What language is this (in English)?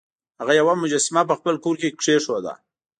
Pashto